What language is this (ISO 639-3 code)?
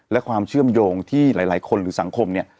tha